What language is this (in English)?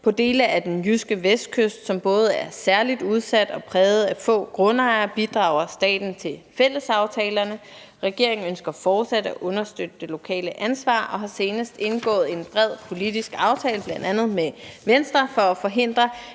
Danish